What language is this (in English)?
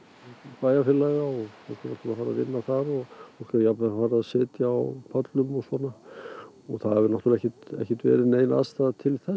Icelandic